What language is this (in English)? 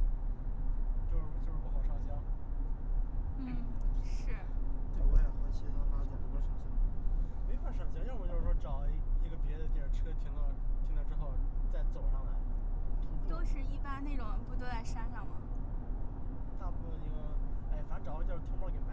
Chinese